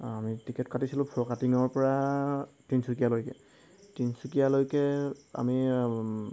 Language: Assamese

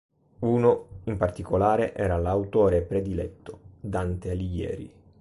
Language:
Italian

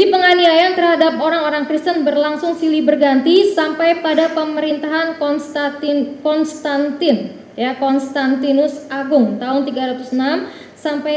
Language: Indonesian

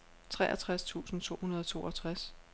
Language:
Danish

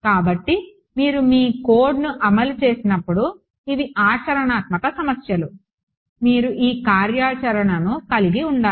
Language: Telugu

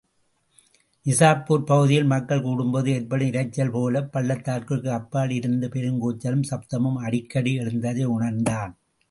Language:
Tamil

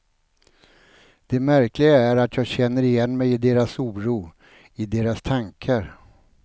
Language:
Swedish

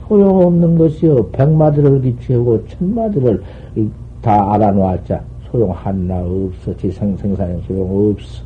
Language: Korean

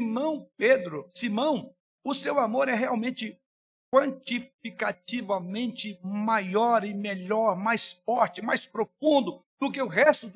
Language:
Portuguese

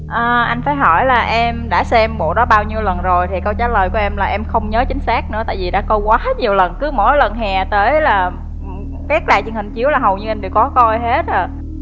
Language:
Vietnamese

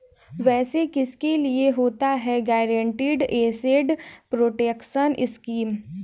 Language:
Hindi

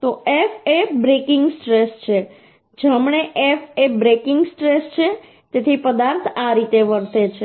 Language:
Gujarati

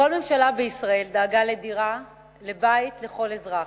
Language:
Hebrew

